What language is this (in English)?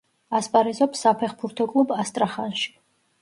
Georgian